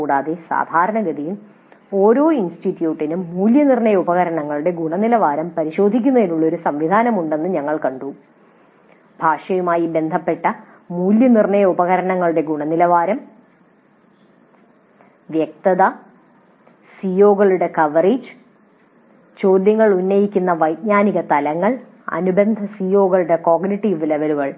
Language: Malayalam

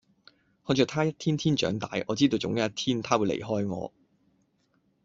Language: Cantonese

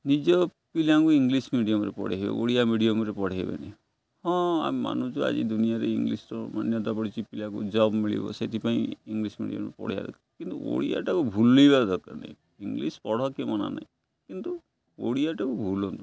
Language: Odia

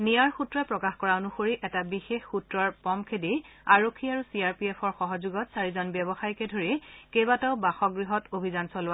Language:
Assamese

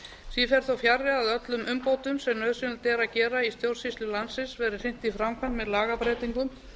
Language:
Icelandic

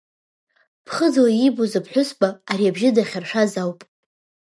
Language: Abkhazian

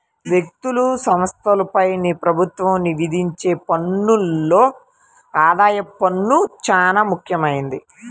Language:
Telugu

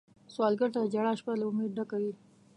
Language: Pashto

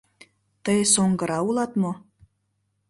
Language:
Mari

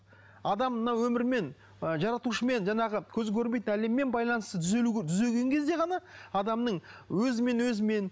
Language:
Kazakh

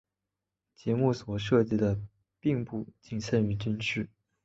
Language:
Chinese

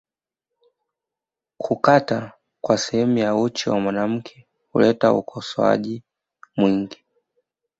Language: Swahili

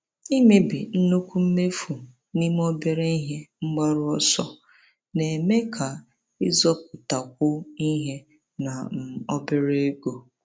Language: Igbo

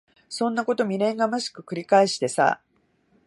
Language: Japanese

